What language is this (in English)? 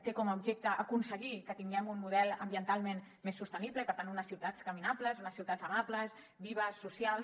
Catalan